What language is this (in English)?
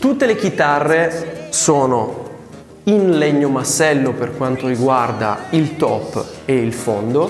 Italian